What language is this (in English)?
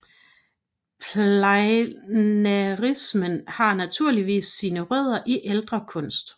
Danish